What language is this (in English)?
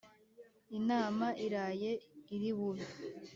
Kinyarwanda